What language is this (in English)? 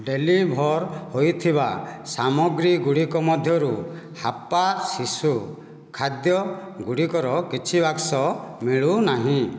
Odia